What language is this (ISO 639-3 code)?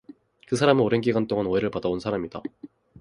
kor